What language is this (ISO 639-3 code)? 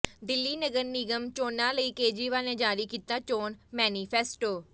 pan